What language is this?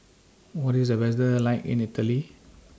English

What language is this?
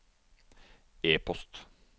Norwegian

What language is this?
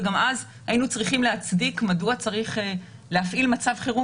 Hebrew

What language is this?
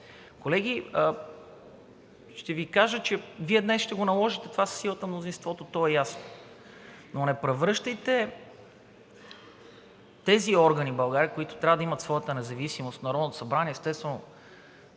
Bulgarian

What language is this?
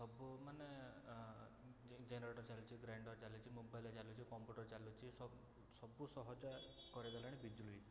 Odia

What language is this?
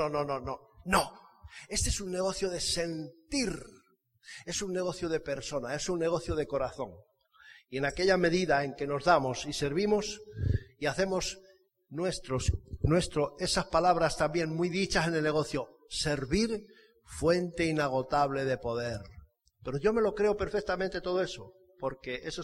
Spanish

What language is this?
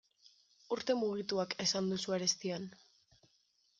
Basque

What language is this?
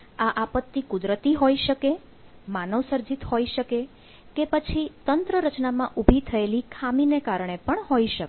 Gujarati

